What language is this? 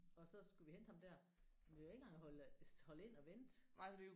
Danish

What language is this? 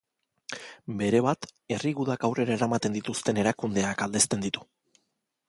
Basque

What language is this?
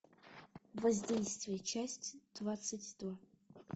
Russian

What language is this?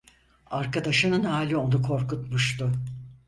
Turkish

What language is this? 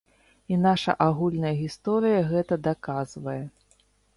Belarusian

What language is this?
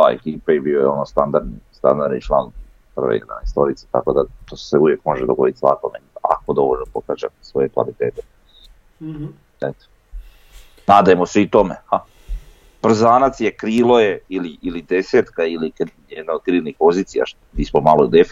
Croatian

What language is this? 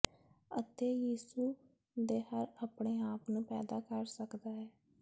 Punjabi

